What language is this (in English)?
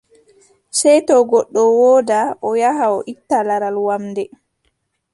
Adamawa Fulfulde